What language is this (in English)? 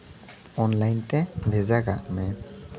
Santali